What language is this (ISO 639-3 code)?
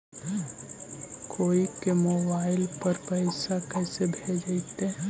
mag